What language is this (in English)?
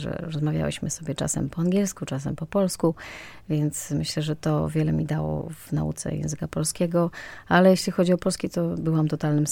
Polish